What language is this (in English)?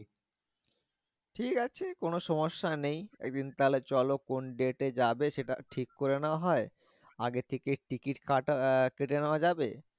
Bangla